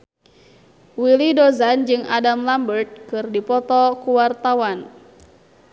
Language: Sundanese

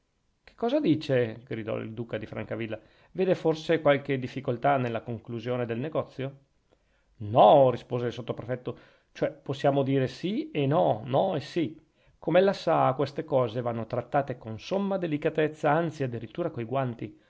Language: Italian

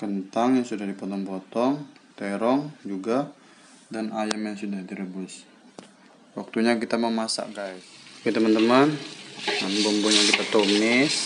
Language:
Indonesian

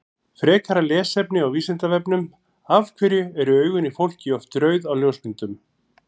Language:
Icelandic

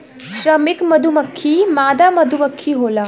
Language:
Bhojpuri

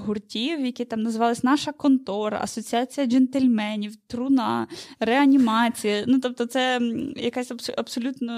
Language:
Ukrainian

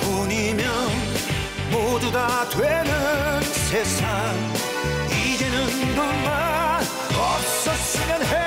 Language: Korean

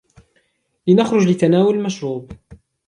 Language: Arabic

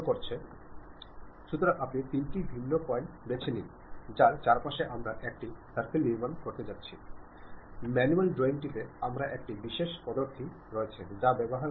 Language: Malayalam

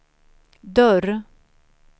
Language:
Swedish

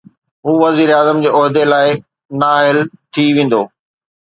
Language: Sindhi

